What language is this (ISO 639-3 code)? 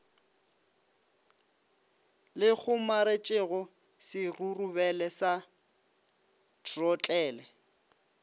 nso